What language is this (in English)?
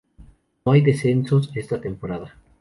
Spanish